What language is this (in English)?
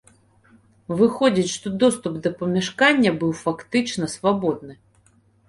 Belarusian